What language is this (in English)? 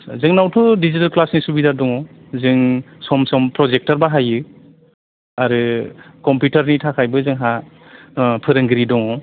Bodo